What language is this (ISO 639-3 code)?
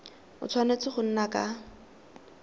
tsn